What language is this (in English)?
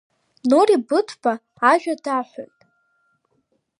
Abkhazian